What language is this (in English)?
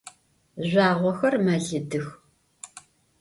Adyghe